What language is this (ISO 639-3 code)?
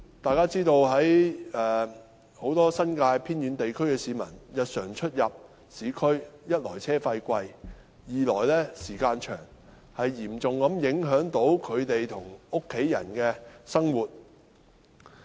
yue